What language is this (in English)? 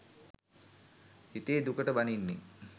Sinhala